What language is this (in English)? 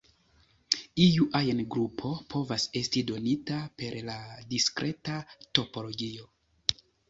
Esperanto